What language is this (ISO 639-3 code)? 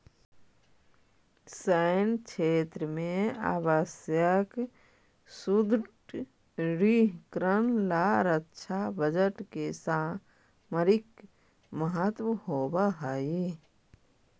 mag